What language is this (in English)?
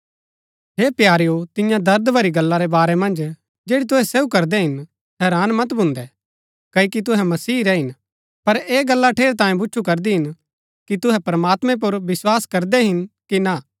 Gaddi